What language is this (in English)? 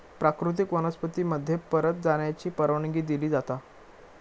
Marathi